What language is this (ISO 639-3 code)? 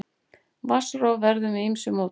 isl